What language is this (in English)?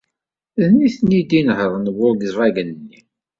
Kabyle